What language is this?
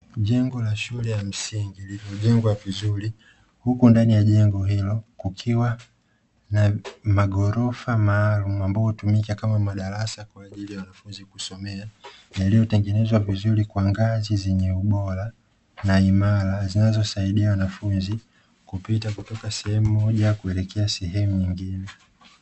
Swahili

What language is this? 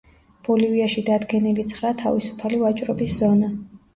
Georgian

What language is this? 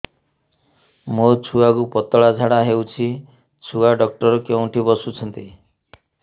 Odia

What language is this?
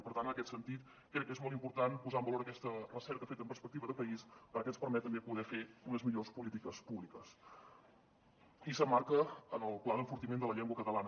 Catalan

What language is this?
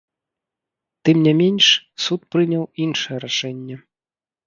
Belarusian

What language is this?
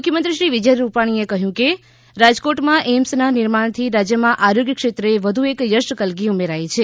Gujarati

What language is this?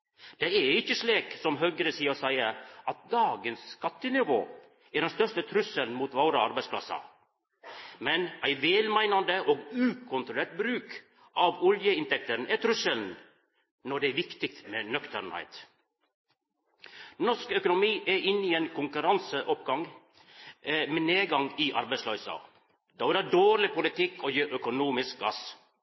Norwegian Nynorsk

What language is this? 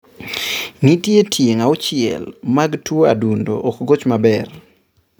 Luo (Kenya and Tanzania)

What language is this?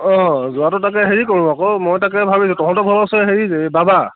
Assamese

